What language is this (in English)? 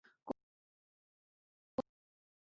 Chinese